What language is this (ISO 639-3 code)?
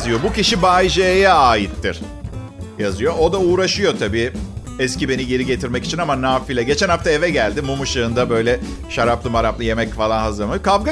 tur